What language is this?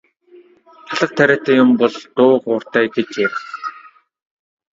Mongolian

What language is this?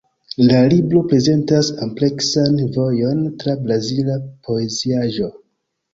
Esperanto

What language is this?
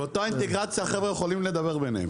Hebrew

